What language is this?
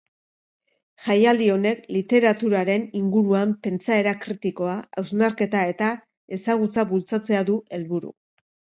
Basque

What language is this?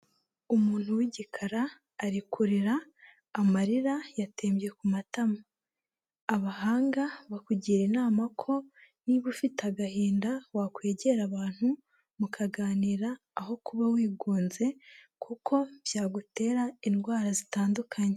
Kinyarwanda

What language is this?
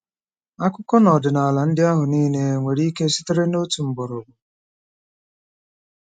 Igbo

